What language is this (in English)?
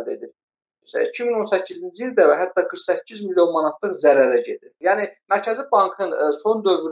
Turkish